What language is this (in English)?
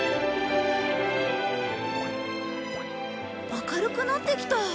Japanese